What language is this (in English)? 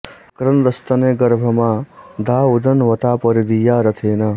Sanskrit